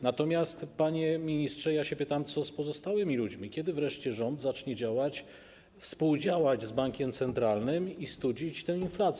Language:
Polish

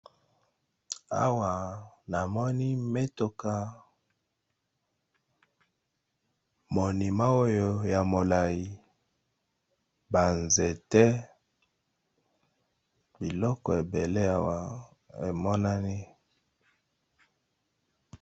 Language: Lingala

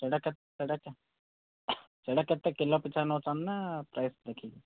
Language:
Odia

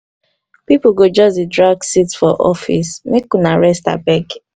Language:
Nigerian Pidgin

